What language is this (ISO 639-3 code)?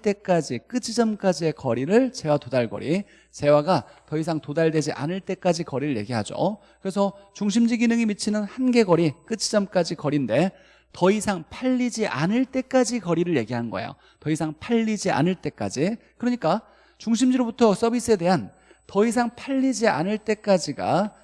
kor